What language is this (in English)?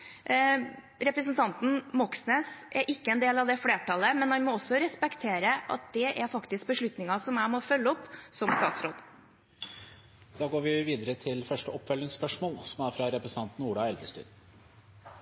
Norwegian